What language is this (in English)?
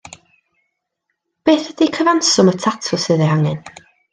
Welsh